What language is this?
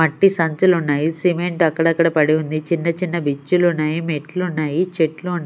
Telugu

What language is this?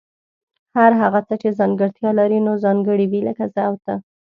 Pashto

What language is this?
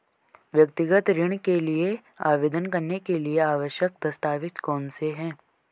Hindi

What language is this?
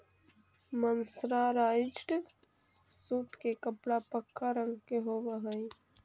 Magahi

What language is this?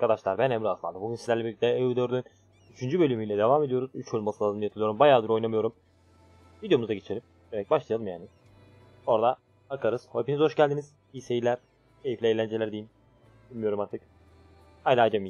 Turkish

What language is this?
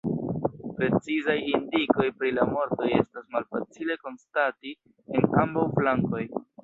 Esperanto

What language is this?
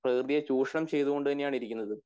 Malayalam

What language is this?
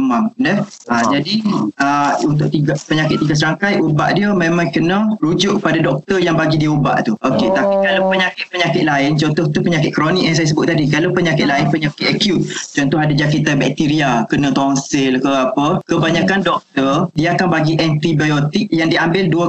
Malay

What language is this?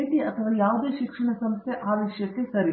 Kannada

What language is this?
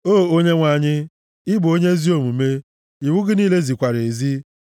Igbo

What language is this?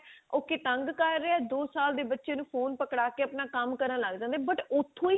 Punjabi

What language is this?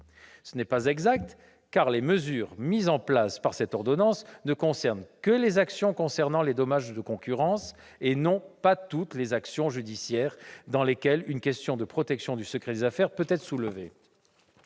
French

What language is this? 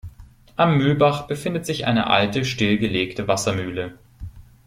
German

